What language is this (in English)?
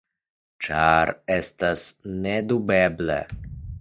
Esperanto